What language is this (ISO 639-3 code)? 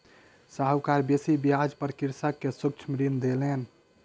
mai